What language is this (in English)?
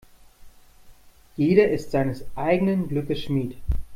German